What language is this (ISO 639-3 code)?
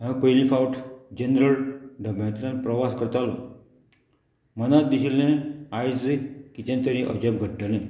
kok